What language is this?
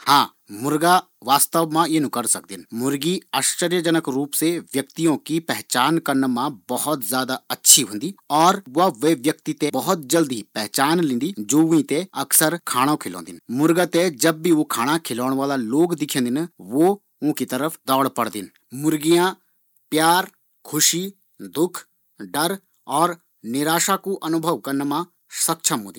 Garhwali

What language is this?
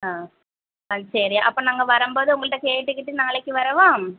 Tamil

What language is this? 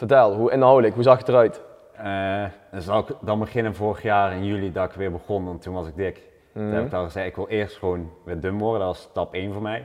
Dutch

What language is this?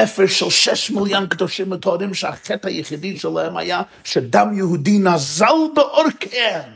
Hebrew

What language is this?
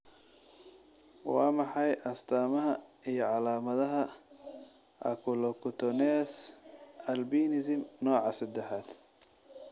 Somali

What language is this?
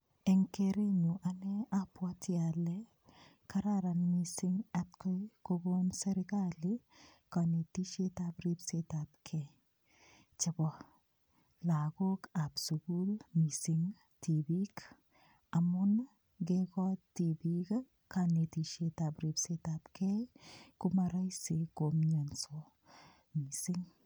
Kalenjin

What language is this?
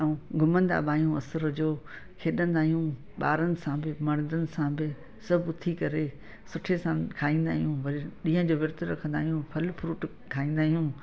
Sindhi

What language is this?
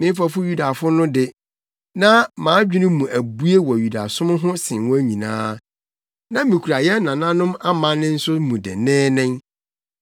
Akan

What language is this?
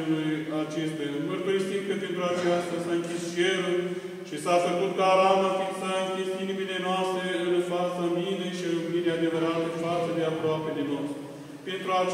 Romanian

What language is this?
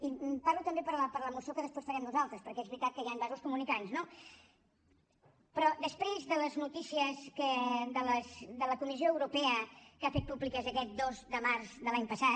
Catalan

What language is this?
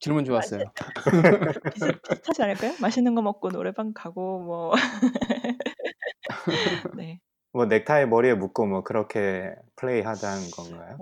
Korean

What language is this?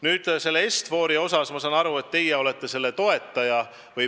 Estonian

